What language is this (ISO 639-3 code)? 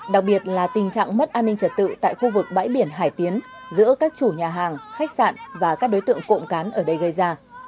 vie